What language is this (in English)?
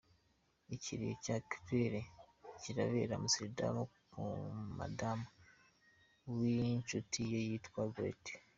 Kinyarwanda